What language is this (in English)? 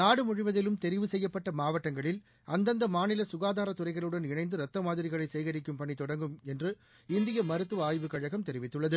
Tamil